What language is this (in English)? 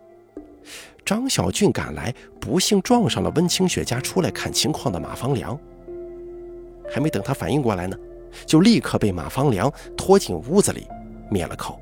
Chinese